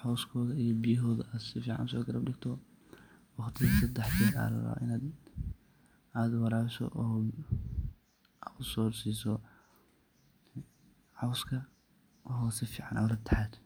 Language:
Somali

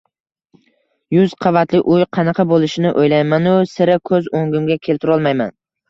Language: Uzbek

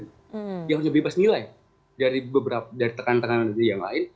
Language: Indonesian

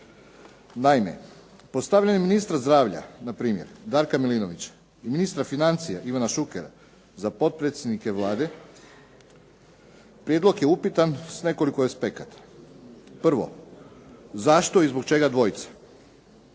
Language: Croatian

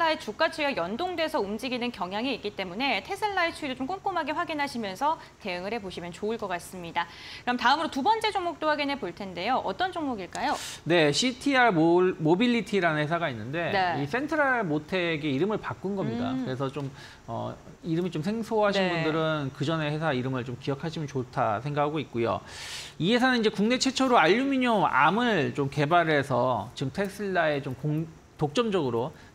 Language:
Korean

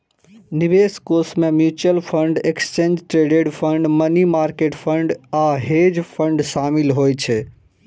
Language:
Maithili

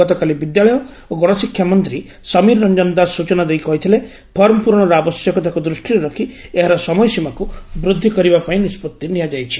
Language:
Odia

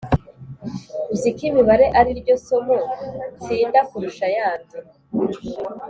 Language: Kinyarwanda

